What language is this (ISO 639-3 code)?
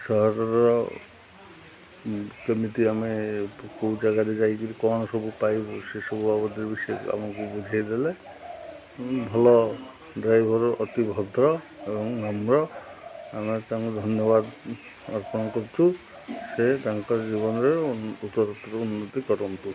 ori